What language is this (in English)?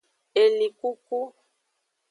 Aja (Benin)